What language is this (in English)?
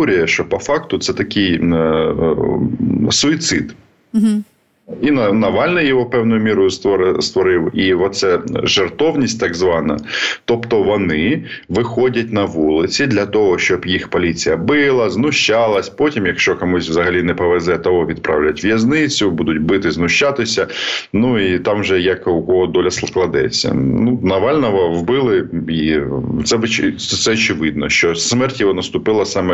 Ukrainian